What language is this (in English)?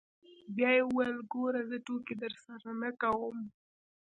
Pashto